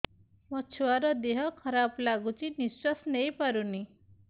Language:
Odia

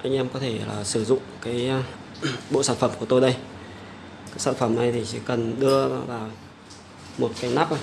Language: Vietnamese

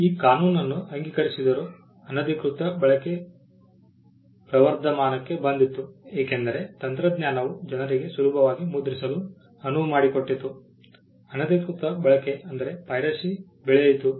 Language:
Kannada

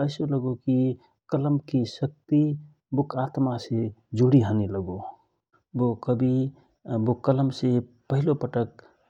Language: Rana Tharu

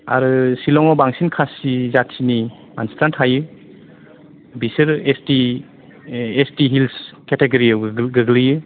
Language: Bodo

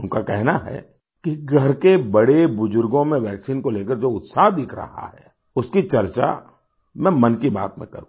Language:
Hindi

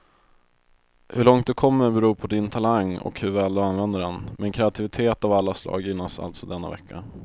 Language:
Swedish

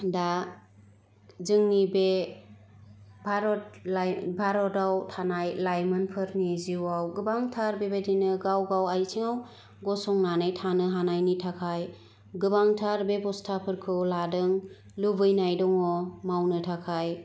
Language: Bodo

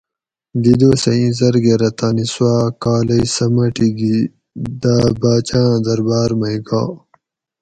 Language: Gawri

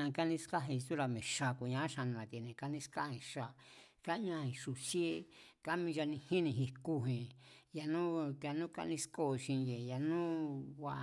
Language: Mazatlán Mazatec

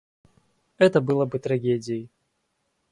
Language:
Russian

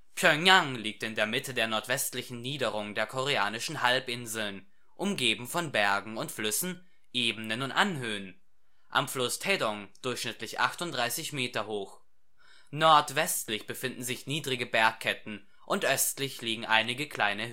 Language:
German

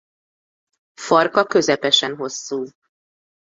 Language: Hungarian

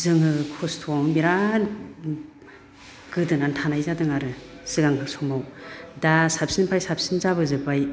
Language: Bodo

